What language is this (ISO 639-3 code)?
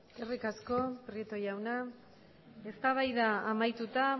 eus